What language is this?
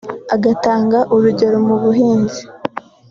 Kinyarwanda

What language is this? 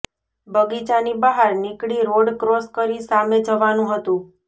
Gujarati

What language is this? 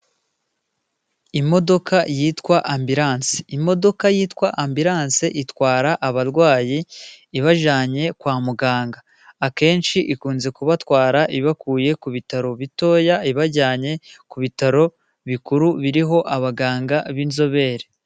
Kinyarwanda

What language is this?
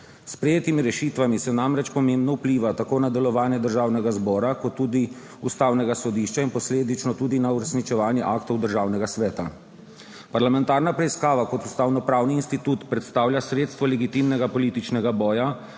Slovenian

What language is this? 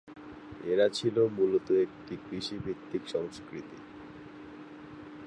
Bangla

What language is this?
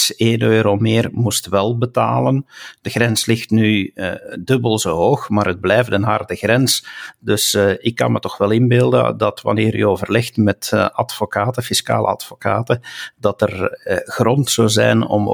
Dutch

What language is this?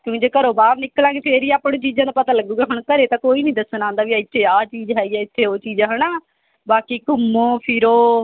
Punjabi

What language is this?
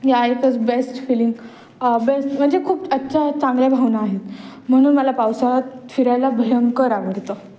Marathi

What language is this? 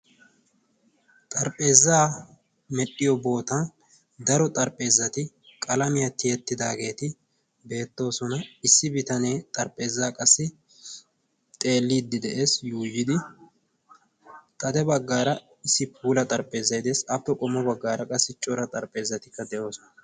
Wolaytta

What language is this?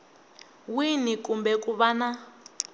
Tsonga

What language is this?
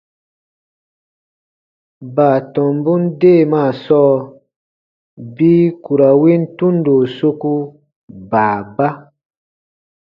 Baatonum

